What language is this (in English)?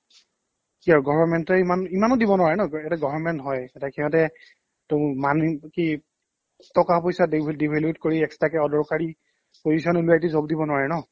Assamese